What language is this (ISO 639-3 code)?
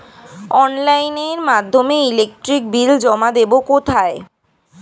ben